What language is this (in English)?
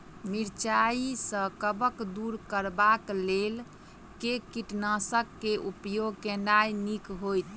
Maithili